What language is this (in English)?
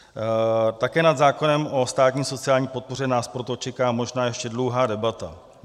Czech